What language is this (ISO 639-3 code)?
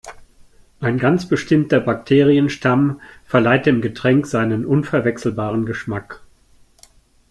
deu